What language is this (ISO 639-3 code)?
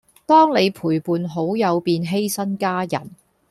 yue